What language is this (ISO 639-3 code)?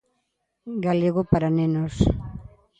glg